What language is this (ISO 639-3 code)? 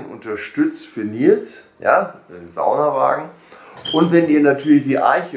deu